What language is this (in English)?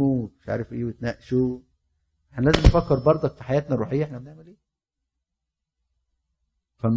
Arabic